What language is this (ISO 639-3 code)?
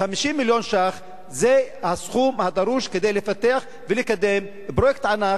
heb